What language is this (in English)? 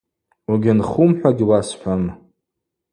Abaza